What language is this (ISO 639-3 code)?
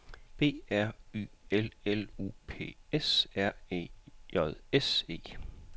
dan